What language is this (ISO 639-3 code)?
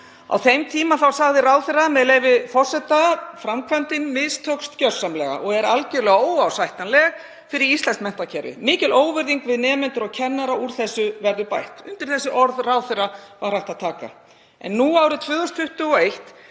isl